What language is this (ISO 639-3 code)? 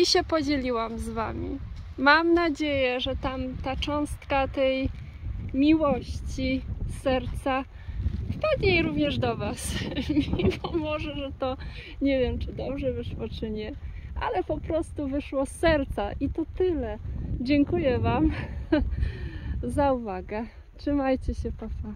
pol